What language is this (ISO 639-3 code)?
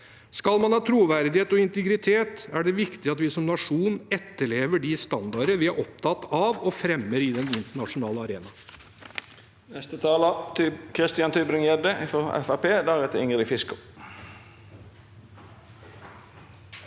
nor